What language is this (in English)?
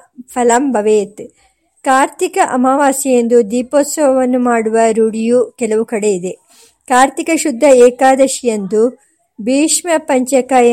Kannada